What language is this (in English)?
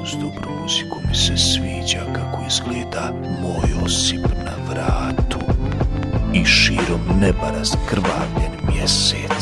Croatian